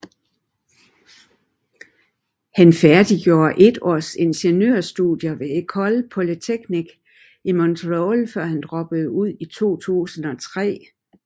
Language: Danish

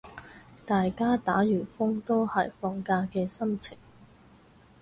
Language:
Cantonese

